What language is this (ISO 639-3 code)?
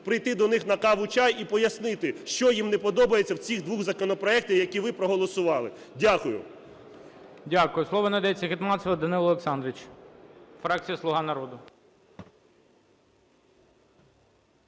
ukr